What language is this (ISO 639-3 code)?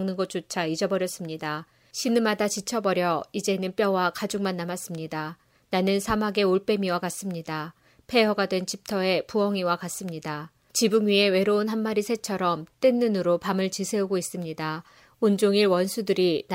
kor